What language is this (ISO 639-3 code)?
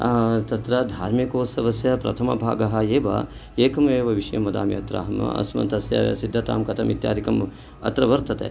san